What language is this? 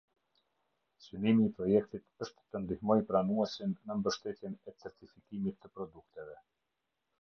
Albanian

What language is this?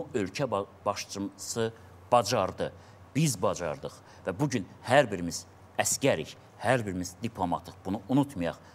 Turkish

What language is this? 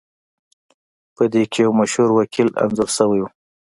Pashto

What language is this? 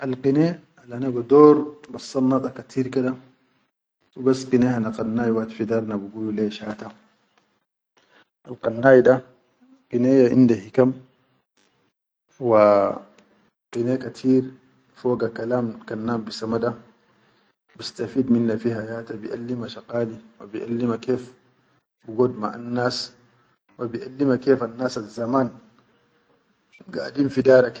Chadian Arabic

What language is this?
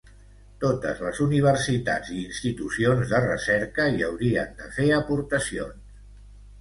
Catalan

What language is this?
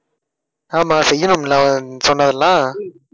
Tamil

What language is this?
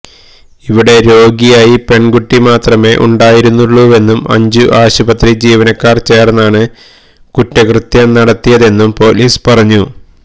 Malayalam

